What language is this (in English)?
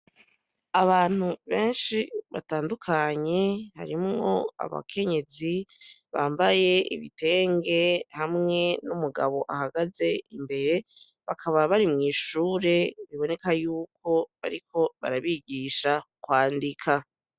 Rundi